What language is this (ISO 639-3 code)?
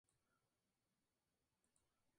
spa